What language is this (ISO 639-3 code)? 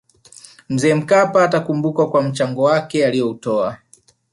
swa